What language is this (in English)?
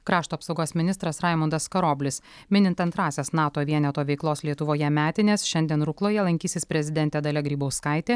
Lithuanian